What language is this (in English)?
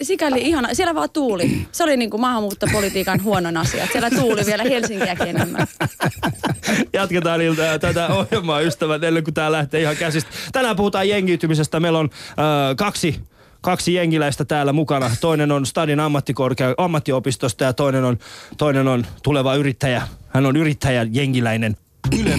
Finnish